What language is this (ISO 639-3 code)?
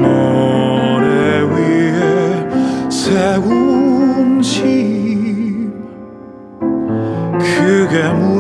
kor